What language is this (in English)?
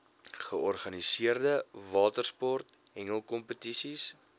Afrikaans